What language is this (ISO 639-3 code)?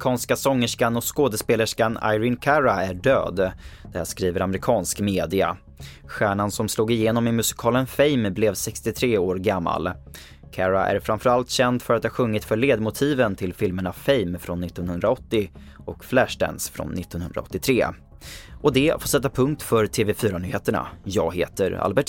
swe